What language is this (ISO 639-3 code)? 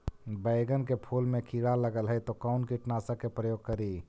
mag